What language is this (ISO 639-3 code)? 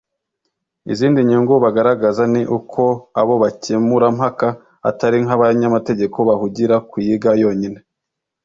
kin